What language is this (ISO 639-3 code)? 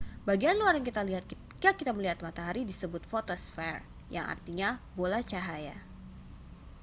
ind